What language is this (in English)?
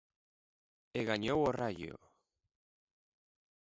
Galician